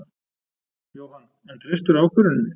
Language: Icelandic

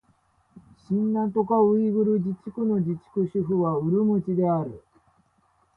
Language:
Japanese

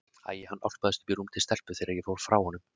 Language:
Icelandic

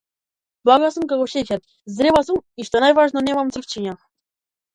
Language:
Macedonian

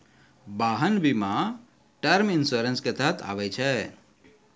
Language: Maithili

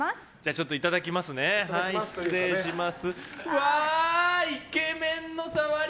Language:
Japanese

